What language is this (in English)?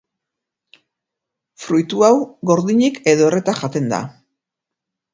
Basque